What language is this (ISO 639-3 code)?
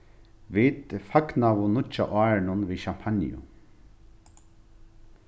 fao